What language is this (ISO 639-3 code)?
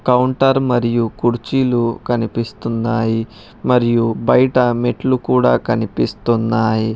tel